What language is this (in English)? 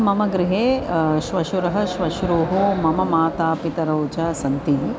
Sanskrit